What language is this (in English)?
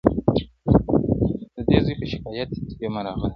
Pashto